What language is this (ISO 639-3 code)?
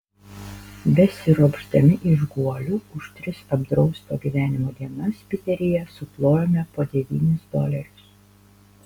lit